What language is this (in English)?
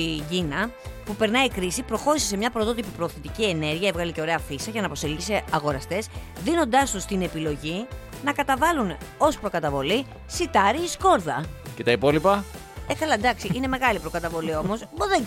Greek